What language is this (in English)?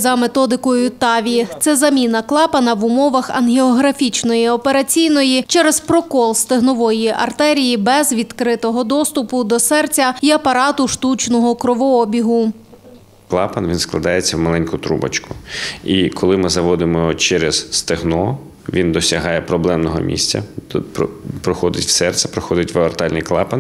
Ukrainian